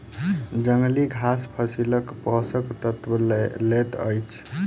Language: Maithili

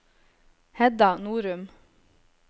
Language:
Norwegian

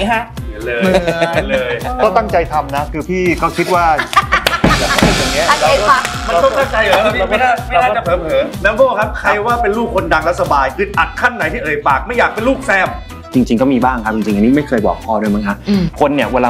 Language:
Thai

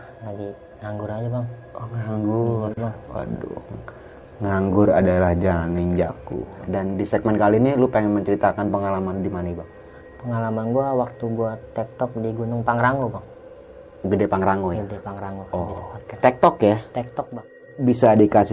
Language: Indonesian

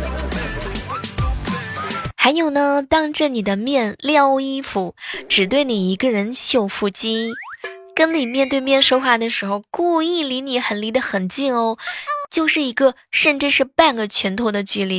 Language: Chinese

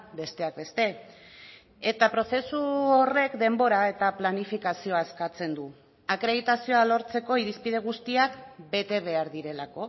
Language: Basque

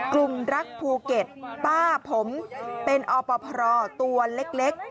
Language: Thai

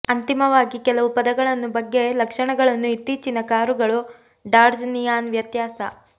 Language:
Kannada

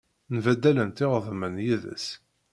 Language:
Kabyle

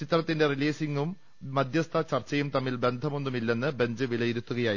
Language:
Malayalam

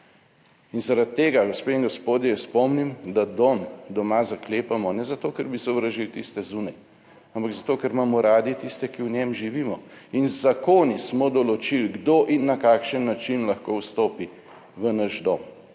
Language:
Slovenian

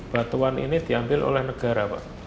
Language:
Indonesian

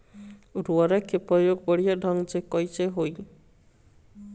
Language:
Bhojpuri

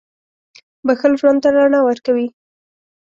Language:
Pashto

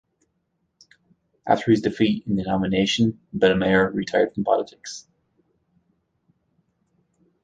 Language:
English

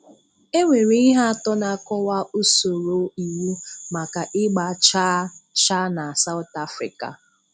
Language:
Igbo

